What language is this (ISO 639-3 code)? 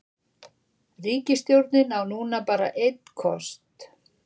isl